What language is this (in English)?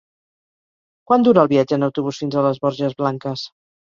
Catalan